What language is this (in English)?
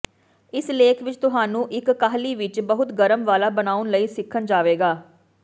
Punjabi